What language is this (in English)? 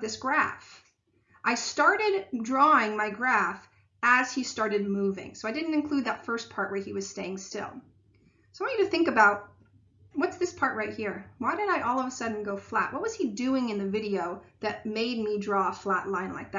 English